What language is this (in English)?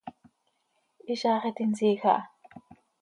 Seri